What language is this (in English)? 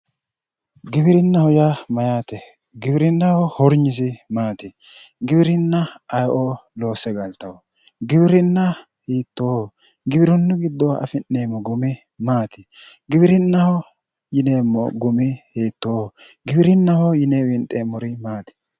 Sidamo